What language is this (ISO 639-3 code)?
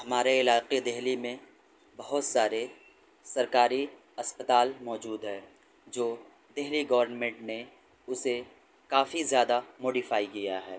urd